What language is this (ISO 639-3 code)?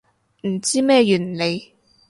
yue